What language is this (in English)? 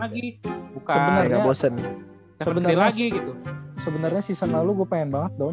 Indonesian